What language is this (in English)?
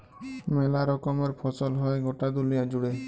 Bangla